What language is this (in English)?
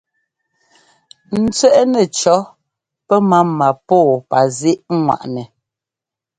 Ngomba